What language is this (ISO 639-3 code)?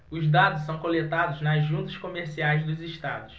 por